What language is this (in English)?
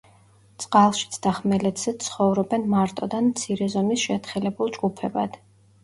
Georgian